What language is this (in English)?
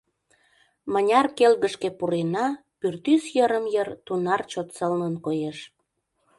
Mari